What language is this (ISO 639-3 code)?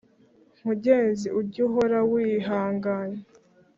kin